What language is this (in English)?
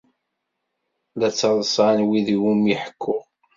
Kabyle